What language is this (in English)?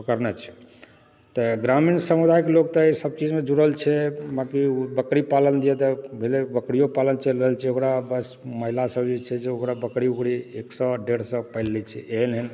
Maithili